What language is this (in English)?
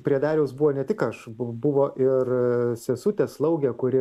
Lithuanian